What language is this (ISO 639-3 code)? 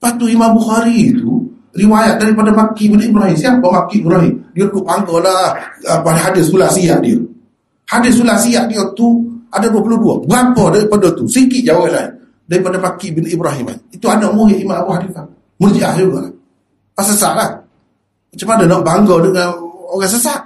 msa